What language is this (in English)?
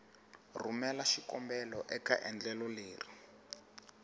Tsonga